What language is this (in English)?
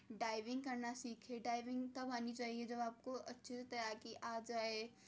Urdu